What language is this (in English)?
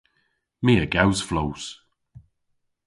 Cornish